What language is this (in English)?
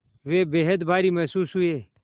Hindi